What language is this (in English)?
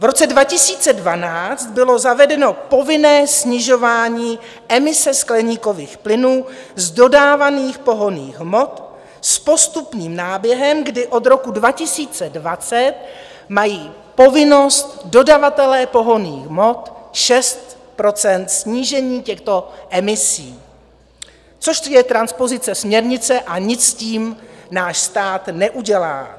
Czech